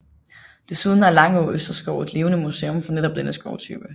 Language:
Danish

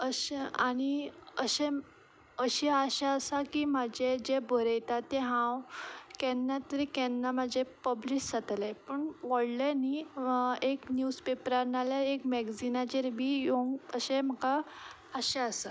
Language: Konkani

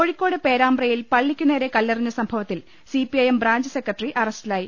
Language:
Malayalam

